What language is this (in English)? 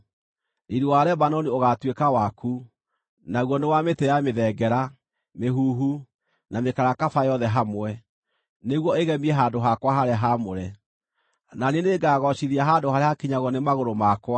Kikuyu